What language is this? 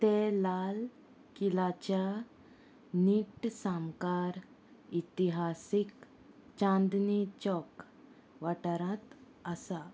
Konkani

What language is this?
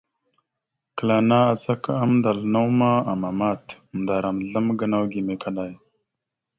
Mada (Cameroon)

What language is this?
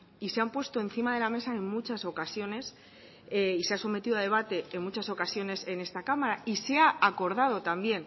Spanish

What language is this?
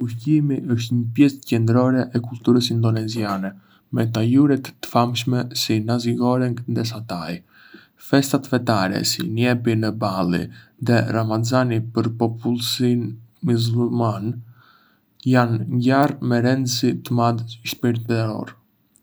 Arbëreshë Albanian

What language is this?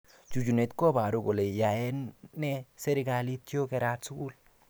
Kalenjin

